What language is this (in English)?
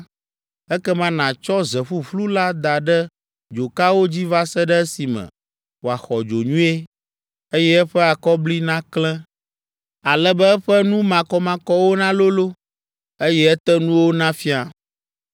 Ewe